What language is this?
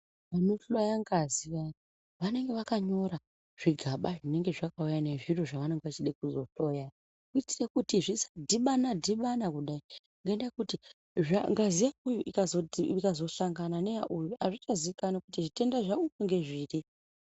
Ndau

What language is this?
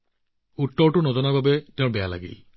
Assamese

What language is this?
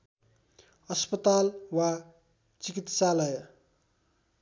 Nepali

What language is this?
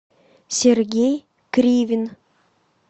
Russian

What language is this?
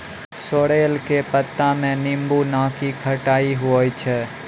Maithili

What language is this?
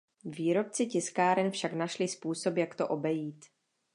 Czech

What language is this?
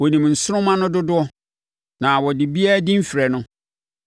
Akan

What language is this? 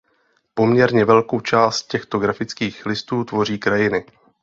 Czech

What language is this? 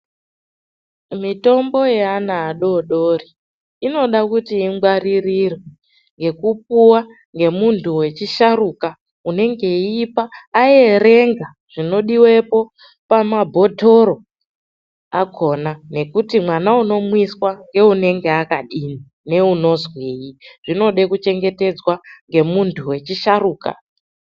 Ndau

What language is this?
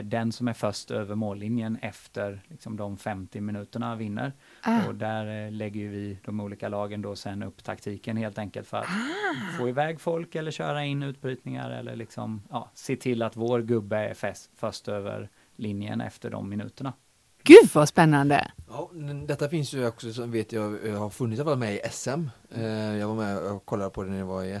Swedish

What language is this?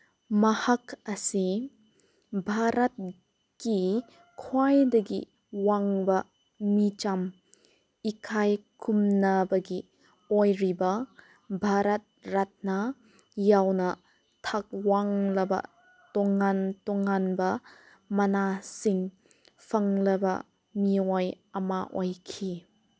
Manipuri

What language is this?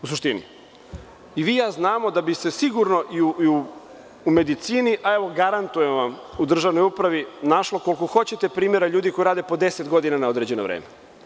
Serbian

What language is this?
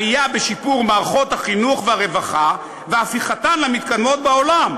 Hebrew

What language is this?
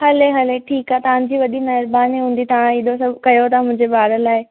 Sindhi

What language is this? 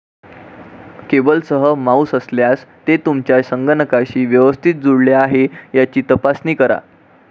Marathi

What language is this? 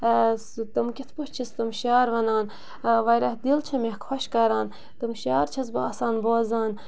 Kashmiri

